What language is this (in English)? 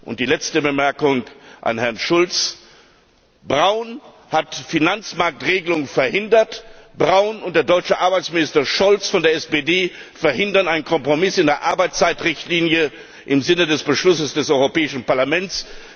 German